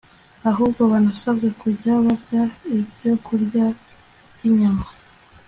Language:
Kinyarwanda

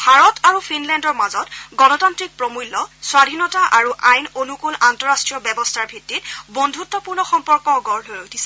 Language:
Assamese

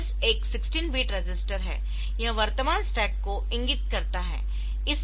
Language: Hindi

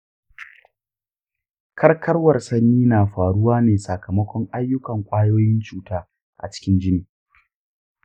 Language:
Hausa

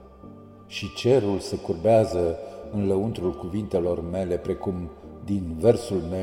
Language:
Romanian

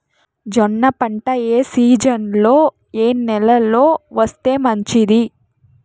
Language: Telugu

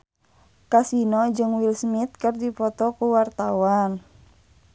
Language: Sundanese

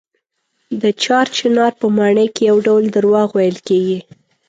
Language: Pashto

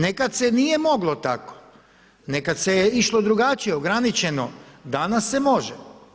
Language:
Croatian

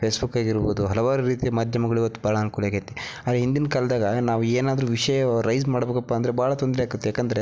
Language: Kannada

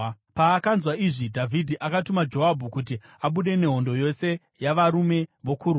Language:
Shona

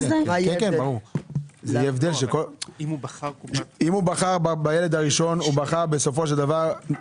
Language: Hebrew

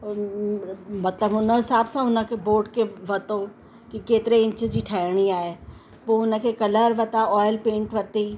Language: Sindhi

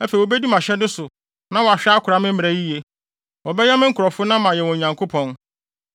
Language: Akan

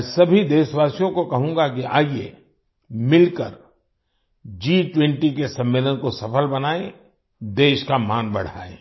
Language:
Hindi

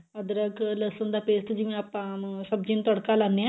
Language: Punjabi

